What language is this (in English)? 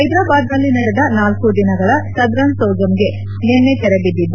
Kannada